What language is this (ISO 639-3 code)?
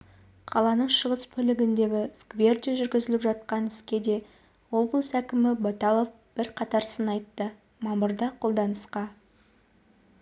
kaz